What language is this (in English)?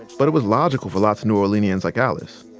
English